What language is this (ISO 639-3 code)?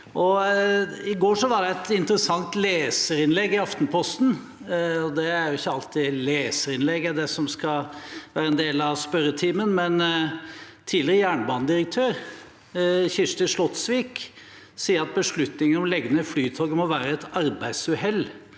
nor